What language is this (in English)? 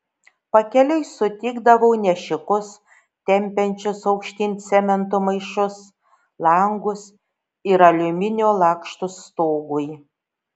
Lithuanian